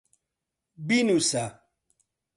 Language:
Central Kurdish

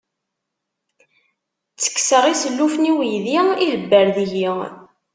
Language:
Kabyle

